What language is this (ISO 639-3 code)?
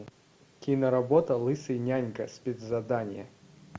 rus